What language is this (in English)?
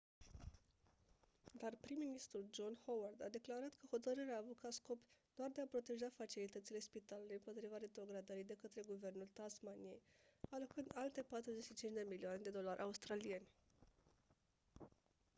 Romanian